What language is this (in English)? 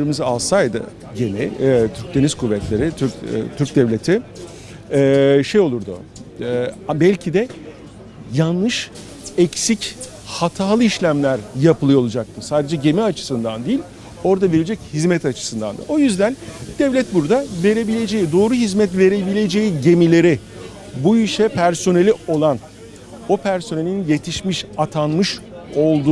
Turkish